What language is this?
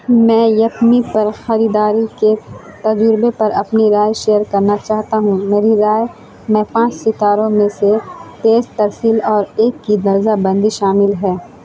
Urdu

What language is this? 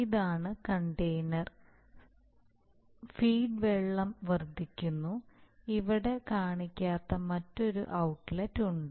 Malayalam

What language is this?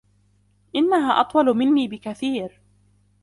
Arabic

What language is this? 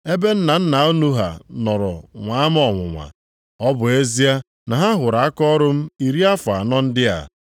Igbo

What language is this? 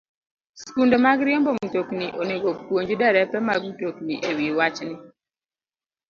Luo (Kenya and Tanzania)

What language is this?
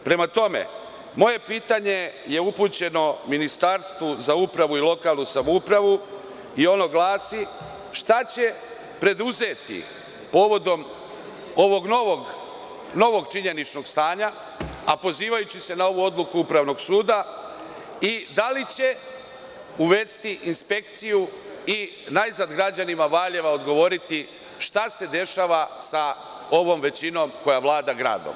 Serbian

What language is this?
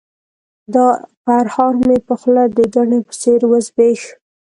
Pashto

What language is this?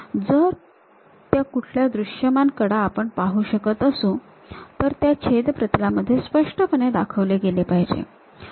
Marathi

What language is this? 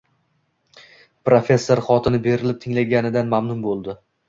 Uzbek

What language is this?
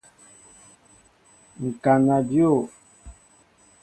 Mbo (Cameroon)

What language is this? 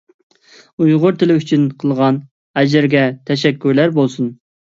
Uyghur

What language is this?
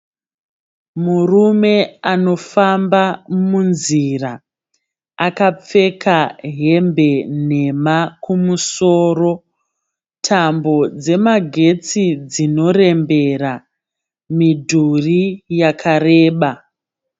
Shona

